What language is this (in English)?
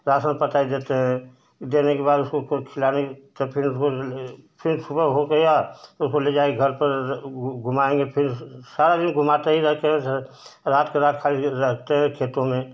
Hindi